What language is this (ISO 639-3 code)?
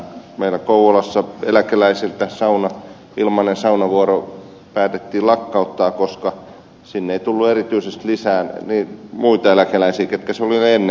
fin